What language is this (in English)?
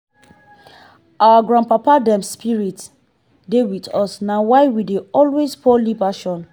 Nigerian Pidgin